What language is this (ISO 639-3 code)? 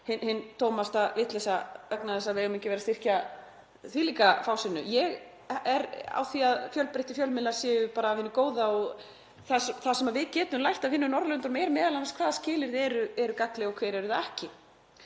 isl